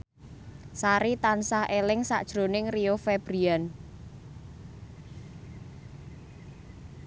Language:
Javanese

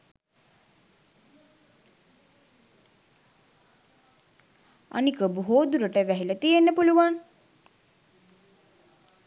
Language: Sinhala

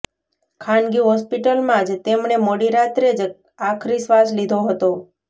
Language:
Gujarati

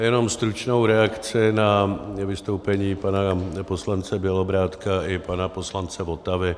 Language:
Czech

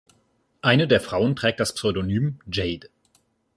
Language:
German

